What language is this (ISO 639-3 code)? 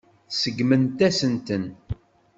kab